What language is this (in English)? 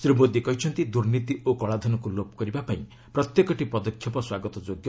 Odia